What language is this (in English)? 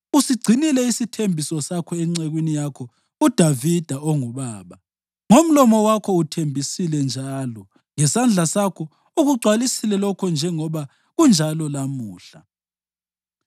North Ndebele